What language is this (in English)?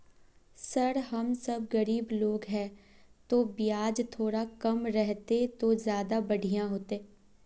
Magahi